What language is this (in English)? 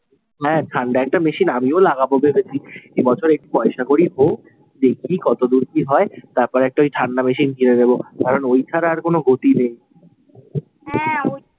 Bangla